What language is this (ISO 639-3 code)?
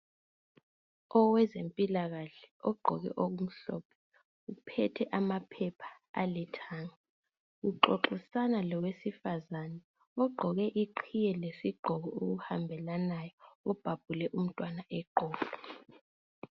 nde